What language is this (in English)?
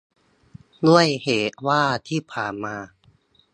Thai